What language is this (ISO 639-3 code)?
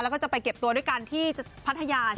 tha